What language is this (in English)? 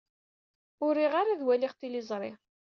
Kabyle